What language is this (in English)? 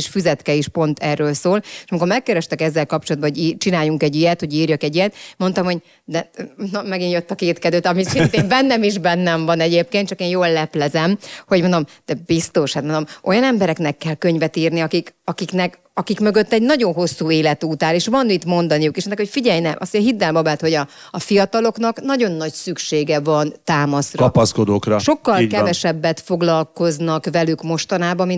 Hungarian